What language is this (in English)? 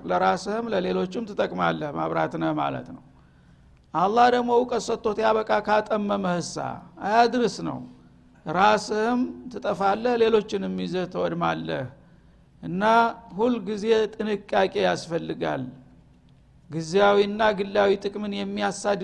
Amharic